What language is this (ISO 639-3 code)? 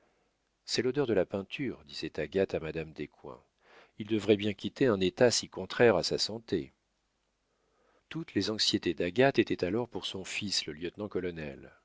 fra